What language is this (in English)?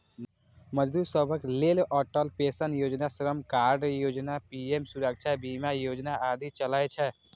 Maithili